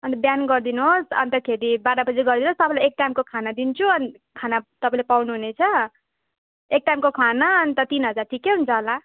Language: Nepali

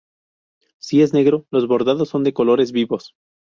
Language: Spanish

